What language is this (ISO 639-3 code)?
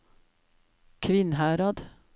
nor